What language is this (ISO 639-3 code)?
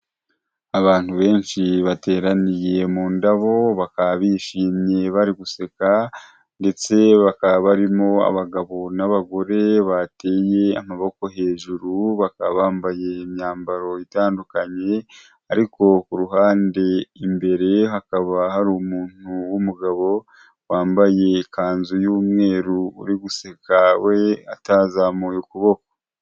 kin